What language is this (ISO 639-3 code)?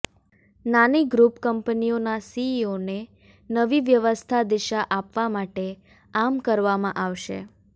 guj